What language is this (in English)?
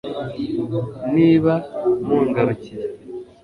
Kinyarwanda